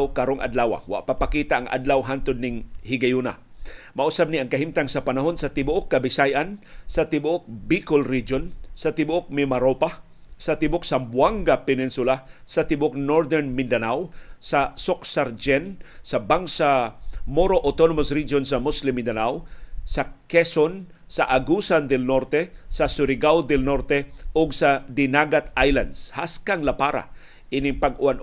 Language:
Filipino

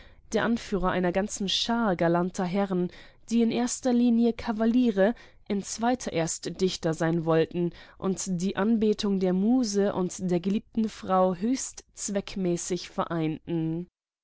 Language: German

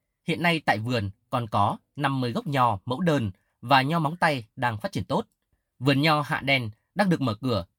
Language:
Vietnamese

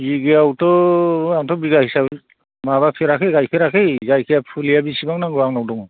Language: Bodo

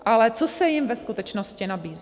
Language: Czech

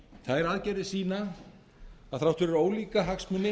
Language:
Icelandic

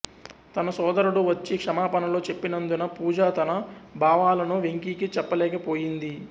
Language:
Telugu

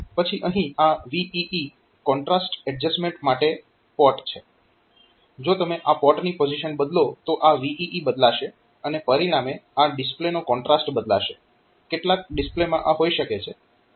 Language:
Gujarati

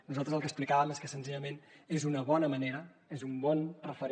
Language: Catalan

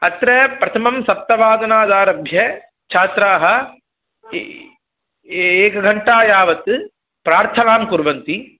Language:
Sanskrit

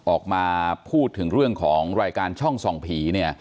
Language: Thai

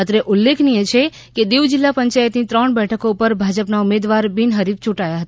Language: Gujarati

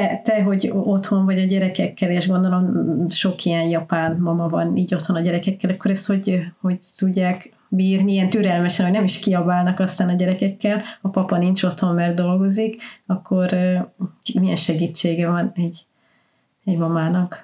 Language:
Hungarian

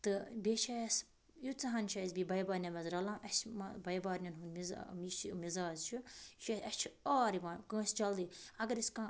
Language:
Kashmiri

